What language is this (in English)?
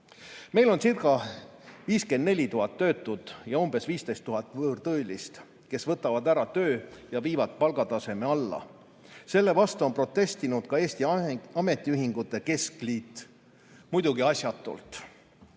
Estonian